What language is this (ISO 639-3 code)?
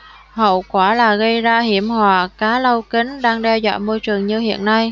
vie